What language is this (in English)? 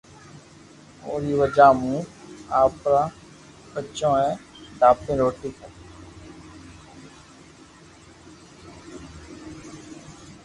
Loarki